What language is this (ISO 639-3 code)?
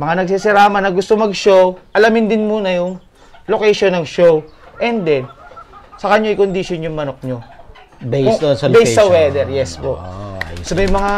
fil